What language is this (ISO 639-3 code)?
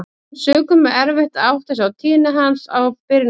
isl